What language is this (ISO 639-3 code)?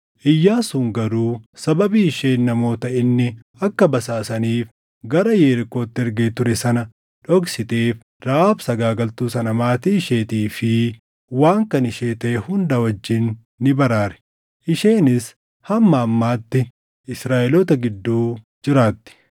orm